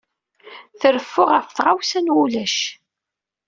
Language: Kabyle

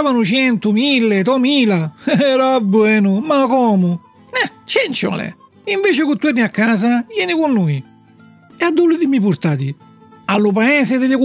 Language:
Italian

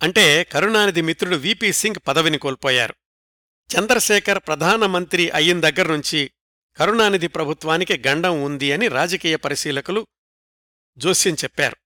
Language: Telugu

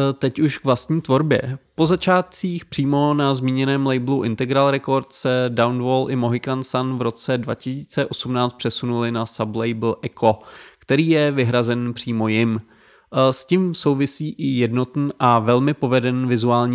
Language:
Czech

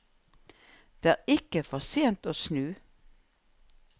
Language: Norwegian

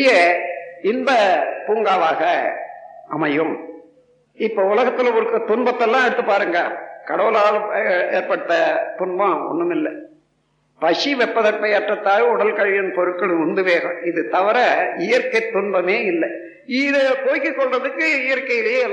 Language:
Tamil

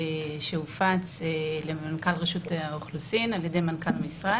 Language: Hebrew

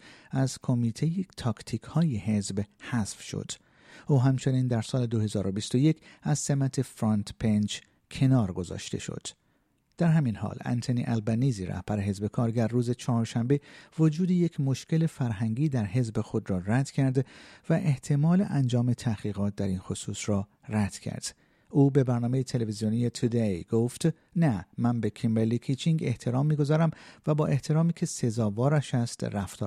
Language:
Persian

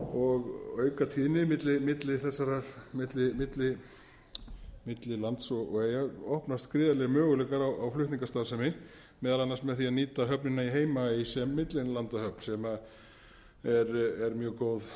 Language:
Icelandic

